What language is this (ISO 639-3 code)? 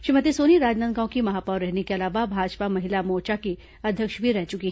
hin